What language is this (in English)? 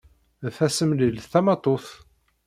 Kabyle